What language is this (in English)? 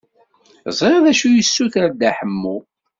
Kabyle